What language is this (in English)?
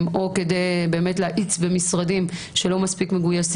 Hebrew